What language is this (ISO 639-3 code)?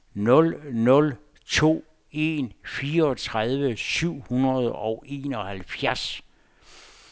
dan